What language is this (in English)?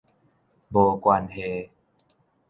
Min Nan Chinese